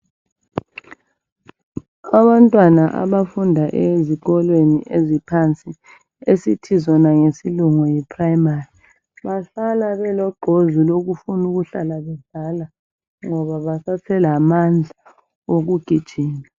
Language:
North Ndebele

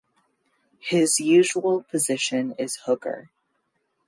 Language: English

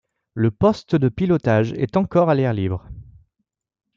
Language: French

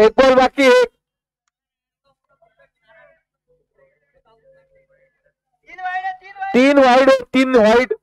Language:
Hindi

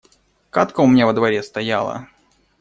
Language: Russian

